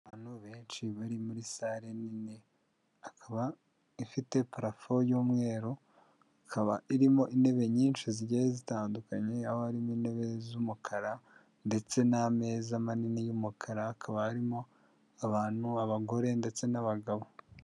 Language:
Kinyarwanda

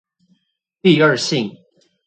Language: Chinese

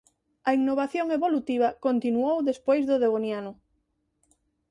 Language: Galician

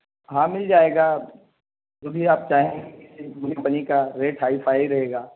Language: Urdu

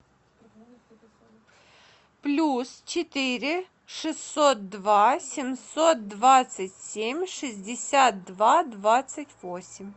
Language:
Russian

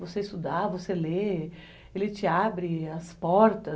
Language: Portuguese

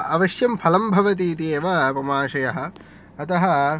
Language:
Sanskrit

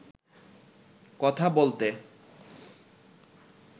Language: Bangla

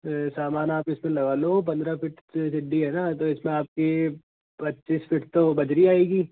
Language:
Hindi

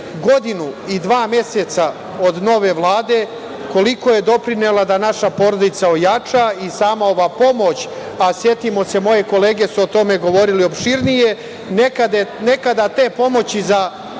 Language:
Serbian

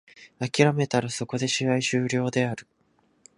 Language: Japanese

